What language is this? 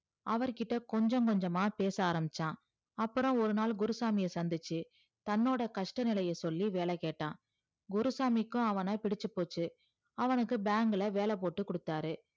Tamil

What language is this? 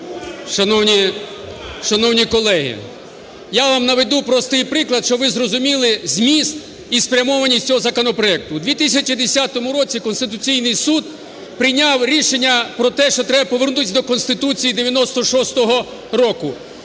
Ukrainian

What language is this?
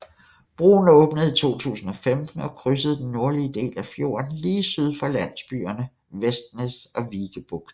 Danish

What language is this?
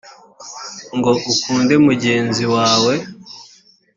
Kinyarwanda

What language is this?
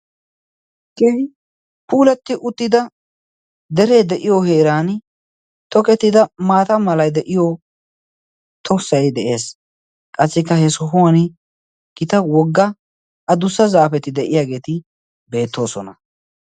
Wolaytta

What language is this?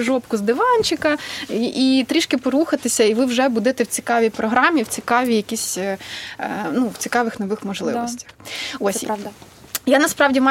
Ukrainian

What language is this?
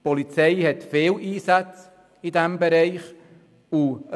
Swiss German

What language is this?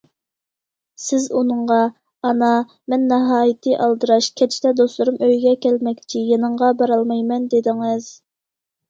Uyghur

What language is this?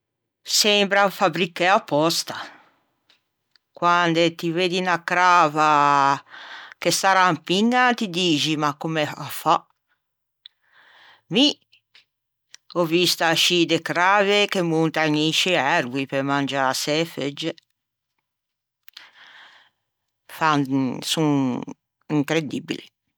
Ligurian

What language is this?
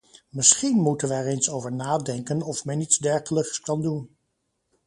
Dutch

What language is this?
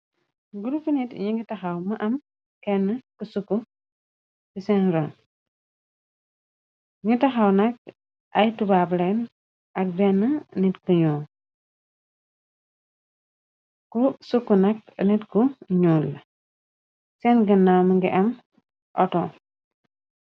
Wolof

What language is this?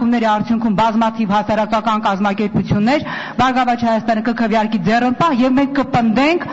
Turkish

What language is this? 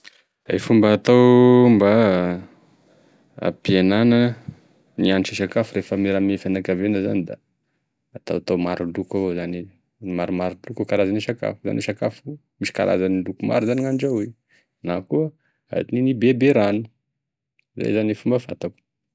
Tesaka Malagasy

